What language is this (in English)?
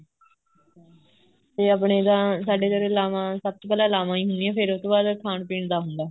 Punjabi